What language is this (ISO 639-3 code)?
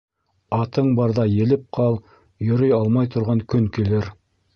bak